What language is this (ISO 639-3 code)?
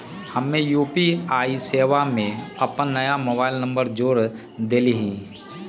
mag